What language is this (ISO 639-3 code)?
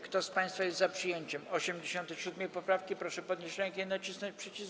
pol